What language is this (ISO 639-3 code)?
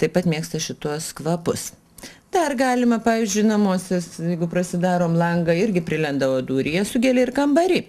lit